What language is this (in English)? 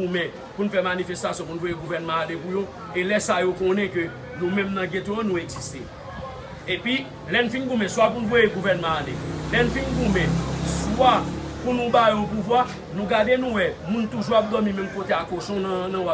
French